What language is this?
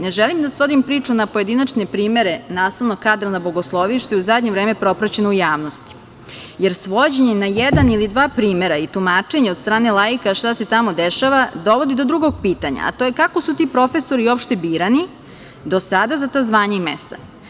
Serbian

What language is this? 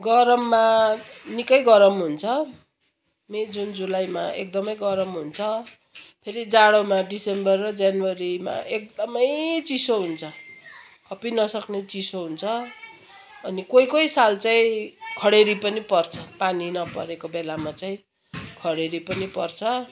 Nepali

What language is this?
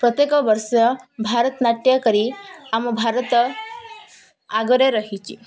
Odia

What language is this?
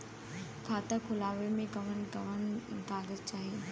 Bhojpuri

